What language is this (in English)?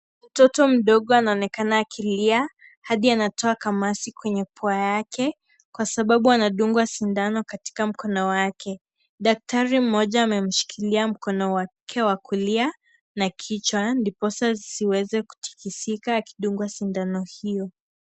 Swahili